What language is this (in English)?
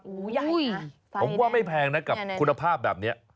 Thai